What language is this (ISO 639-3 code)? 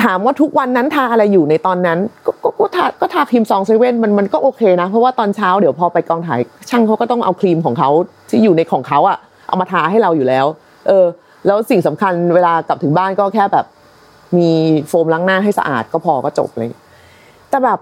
tha